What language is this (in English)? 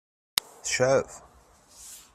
Kabyle